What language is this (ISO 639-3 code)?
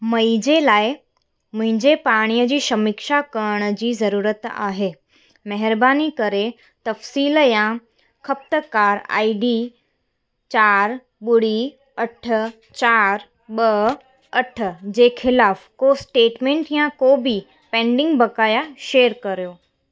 snd